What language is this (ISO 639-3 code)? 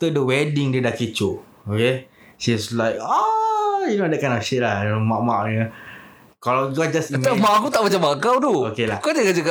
msa